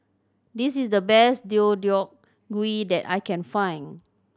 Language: English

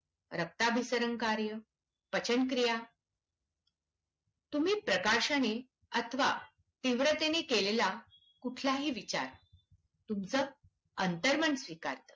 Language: Marathi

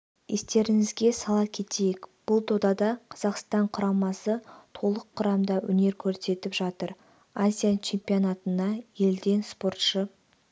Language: Kazakh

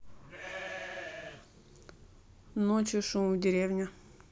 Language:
Russian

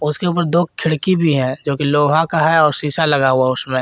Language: Hindi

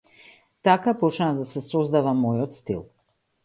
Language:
Macedonian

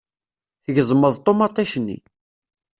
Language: Kabyle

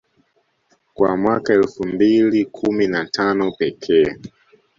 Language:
Swahili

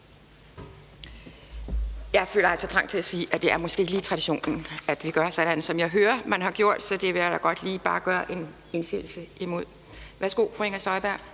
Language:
Danish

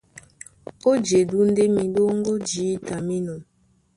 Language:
Duala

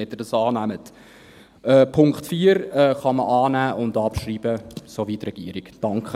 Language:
Swiss German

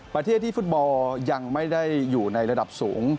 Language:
Thai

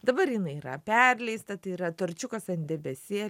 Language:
Lithuanian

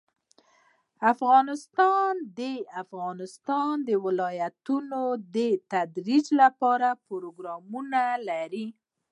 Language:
Pashto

